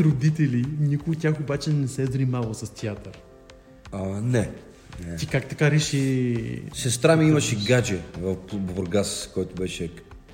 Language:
Bulgarian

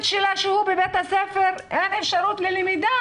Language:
Hebrew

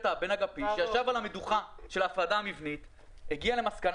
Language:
Hebrew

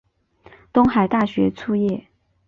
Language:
Chinese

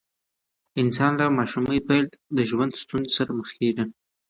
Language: Pashto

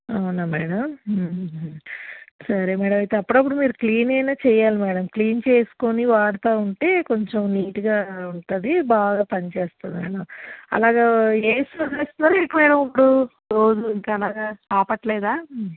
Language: Telugu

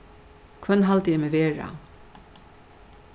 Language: Faroese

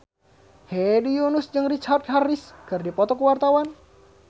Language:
Sundanese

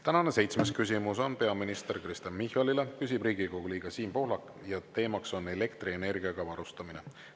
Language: Estonian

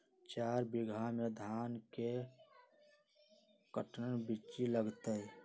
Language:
Magahi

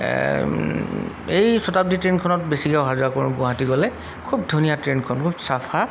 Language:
Assamese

